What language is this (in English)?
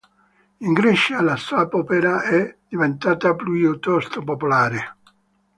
Italian